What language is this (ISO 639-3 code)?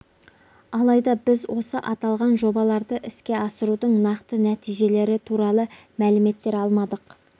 kaz